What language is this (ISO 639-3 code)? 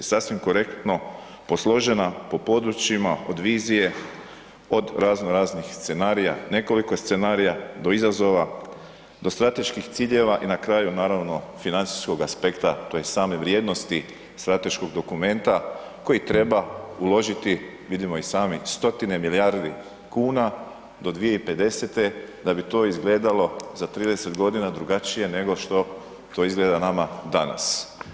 hrv